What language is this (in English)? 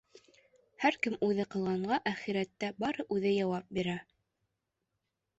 Bashkir